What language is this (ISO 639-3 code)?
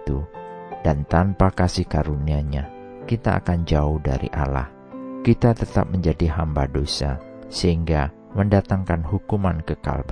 ind